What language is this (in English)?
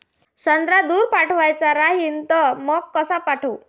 Marathi